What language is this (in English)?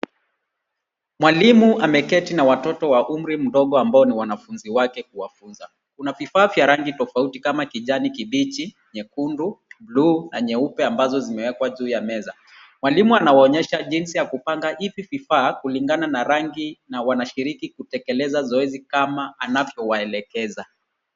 Swahili